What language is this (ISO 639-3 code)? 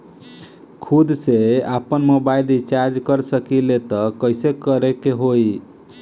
bho